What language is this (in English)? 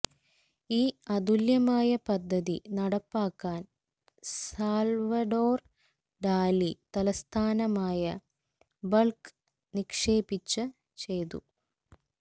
Malayalam